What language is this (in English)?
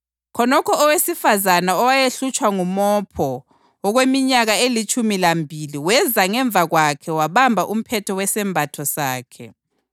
North Ndebele